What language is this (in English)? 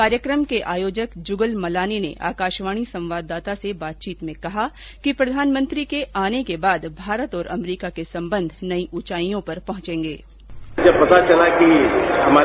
Hindi